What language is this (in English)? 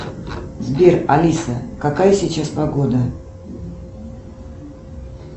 Russian